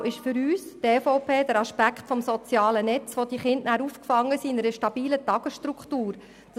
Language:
Swiss German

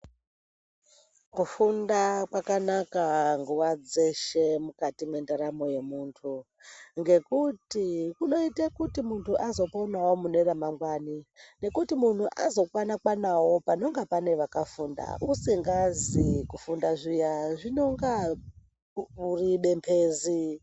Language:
Ndau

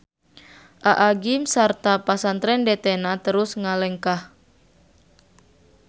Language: Sundanese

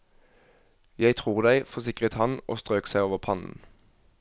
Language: Norwegian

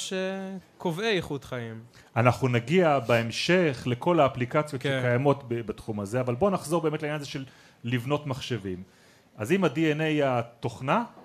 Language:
Hebrew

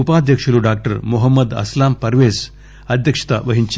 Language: Telugu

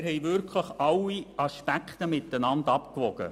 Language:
Swiss German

